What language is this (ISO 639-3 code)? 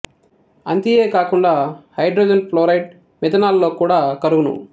tel